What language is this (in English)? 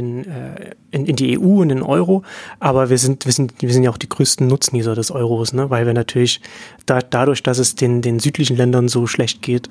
German